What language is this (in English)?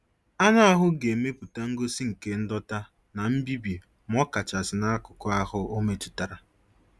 Igbo